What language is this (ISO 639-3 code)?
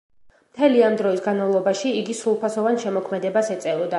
kat